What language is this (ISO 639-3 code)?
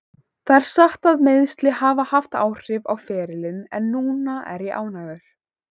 isl